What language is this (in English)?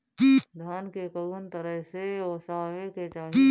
Bhojpuri